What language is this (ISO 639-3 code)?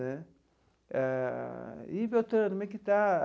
por